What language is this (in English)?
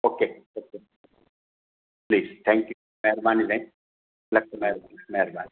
Sindhi